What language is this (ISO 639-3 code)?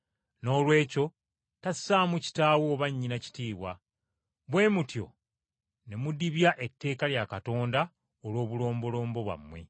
lug